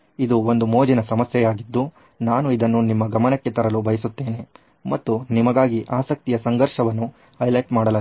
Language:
Kannada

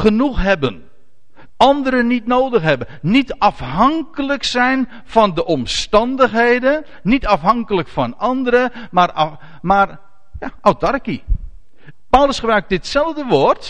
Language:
Dutch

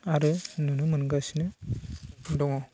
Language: Bodo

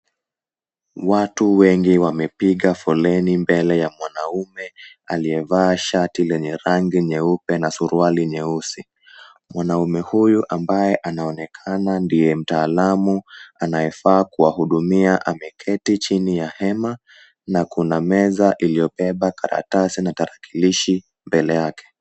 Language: Swahili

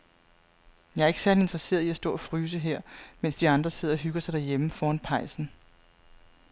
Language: Danish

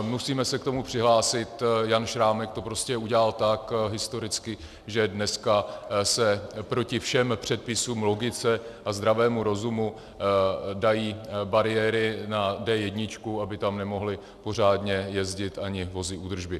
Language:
Czech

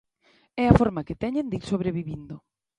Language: Galician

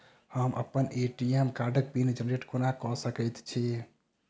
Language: Maithili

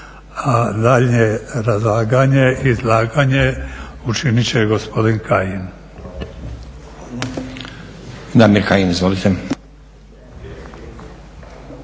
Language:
Croatian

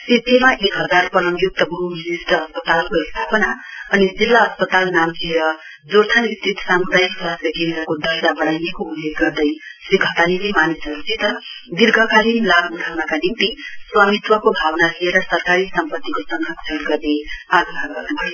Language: Nepali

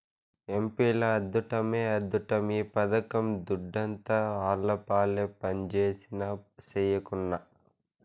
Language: Telugu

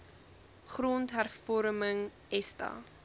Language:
Afrikaans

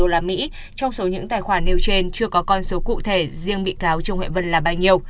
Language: Vietnamese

